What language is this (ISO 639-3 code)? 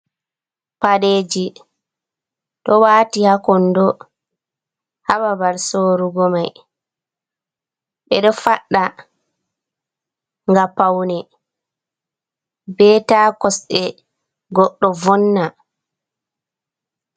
ful